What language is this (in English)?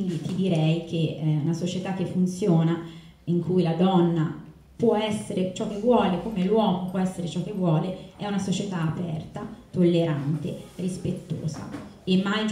Italian